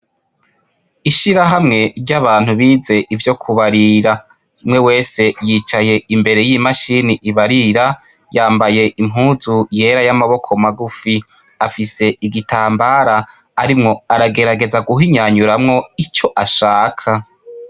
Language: Rundi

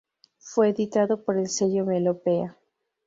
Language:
Spanish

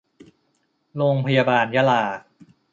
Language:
Thai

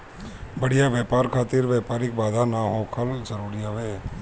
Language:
Bhojpuri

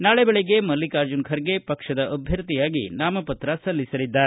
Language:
Kannada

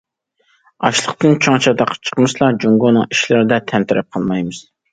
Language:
Uyghur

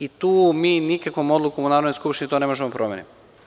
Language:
Serbian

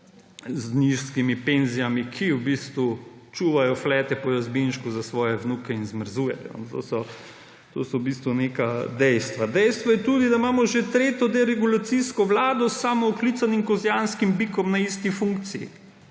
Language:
Slovenian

